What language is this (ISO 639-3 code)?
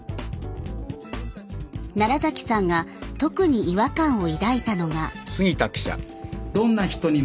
jpn